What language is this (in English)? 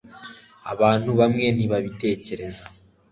Kinyarwanda